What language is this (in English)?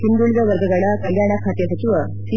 Kannada